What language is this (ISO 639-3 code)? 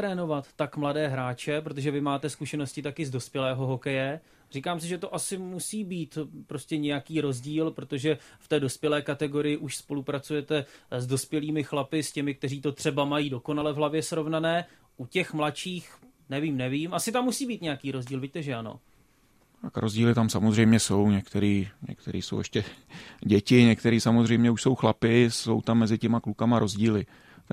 ces